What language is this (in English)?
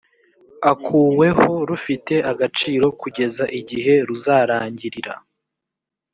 Kinyarwanda